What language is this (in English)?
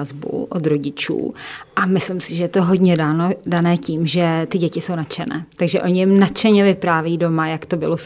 Czech